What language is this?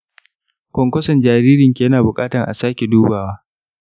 Hausa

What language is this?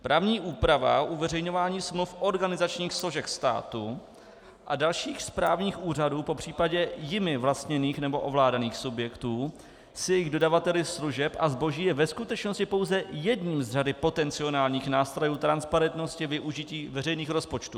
Czech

